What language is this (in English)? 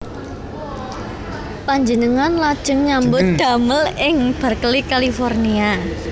Javanese